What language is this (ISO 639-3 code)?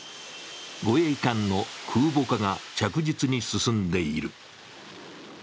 jpn